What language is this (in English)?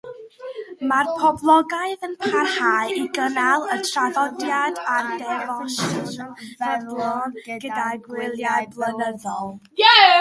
Welsh